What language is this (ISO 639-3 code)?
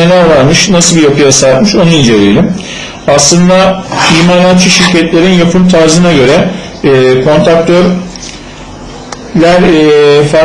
tur